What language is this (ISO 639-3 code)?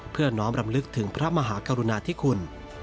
tha